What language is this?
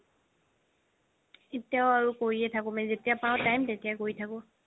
Assamese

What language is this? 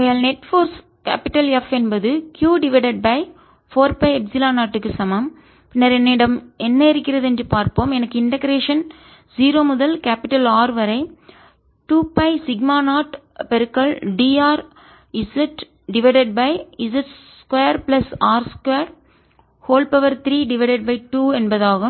Tamil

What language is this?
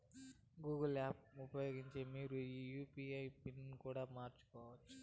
Telugu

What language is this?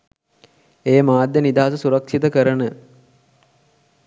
Sinhala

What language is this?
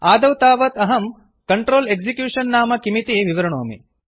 Sanskrit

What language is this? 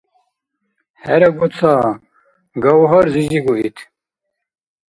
Dargwa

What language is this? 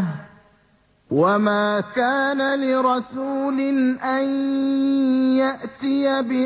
Arabic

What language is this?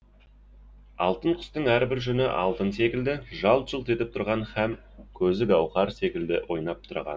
Kazakh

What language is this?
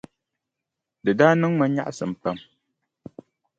Dagbani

